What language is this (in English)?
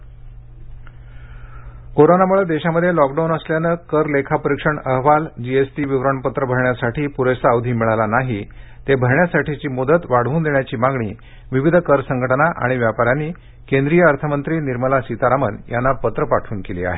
Marathi